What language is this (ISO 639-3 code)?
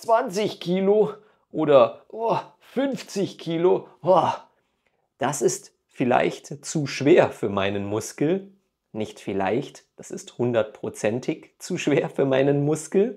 deu